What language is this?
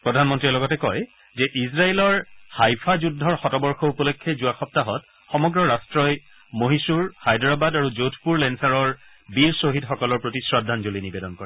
Assamese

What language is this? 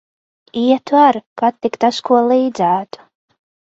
Latvian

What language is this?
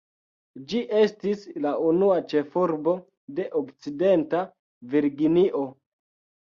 Esperanto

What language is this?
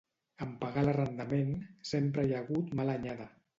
Catalan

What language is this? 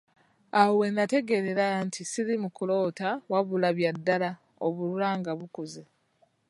Ganda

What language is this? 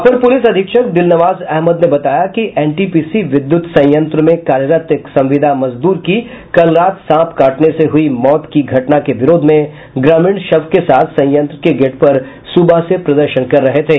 Hindi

